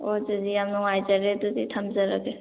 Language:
Manipuri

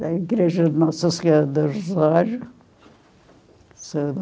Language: Portuguese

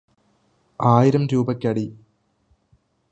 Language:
Malayalam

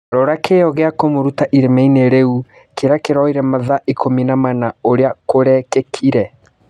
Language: Kikuyu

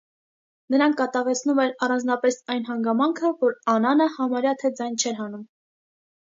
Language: Armenian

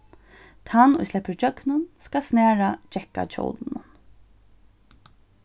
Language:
Faroese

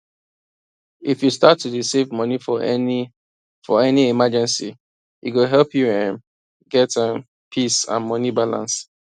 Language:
Nigerian Pidgin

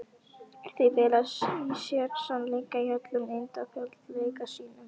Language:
Icelandic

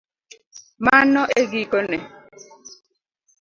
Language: Luo (Kenya and Tanzania)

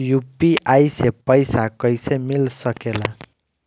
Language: Bhojpuri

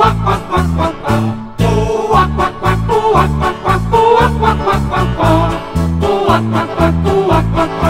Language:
Swedish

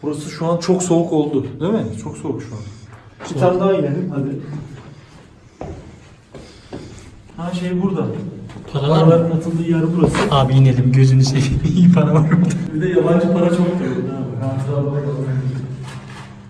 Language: Turkish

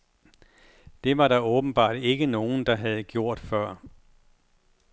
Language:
Danish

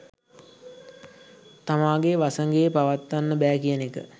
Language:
Sinhala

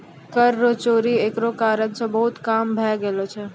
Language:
Maithili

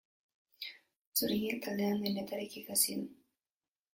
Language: Basque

